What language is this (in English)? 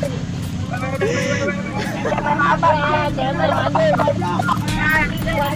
Indonesian